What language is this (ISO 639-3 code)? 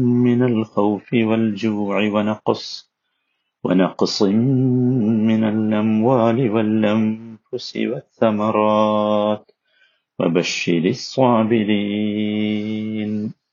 mal